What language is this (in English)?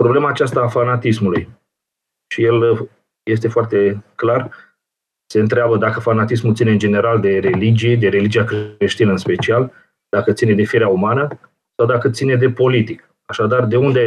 Romanian